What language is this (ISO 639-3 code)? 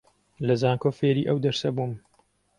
ckb